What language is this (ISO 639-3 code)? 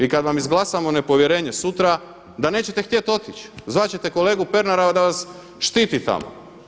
hrv